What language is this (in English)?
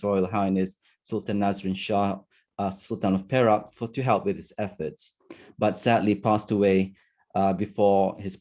English